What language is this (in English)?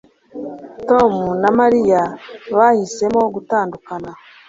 Kinyarwanda